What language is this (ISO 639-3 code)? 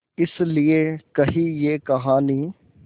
hin